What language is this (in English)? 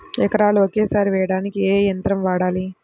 Telugu